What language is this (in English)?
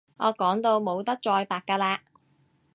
Cantonese